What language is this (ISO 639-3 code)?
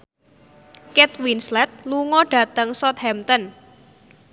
jav